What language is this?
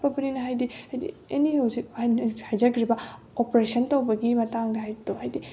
Manipuri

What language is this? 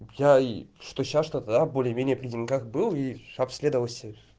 Russian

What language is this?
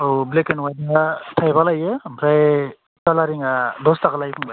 Bodo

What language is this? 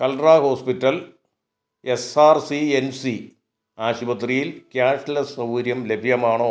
Malayalam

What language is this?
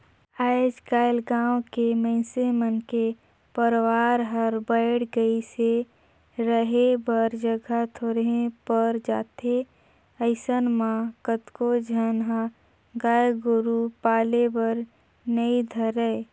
Chhattisgarhi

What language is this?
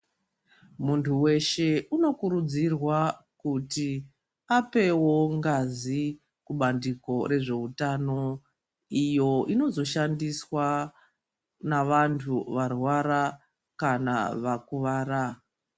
Ndau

